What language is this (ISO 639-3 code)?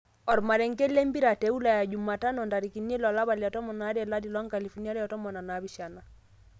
mas